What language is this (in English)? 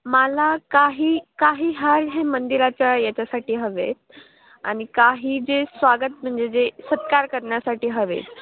Marathi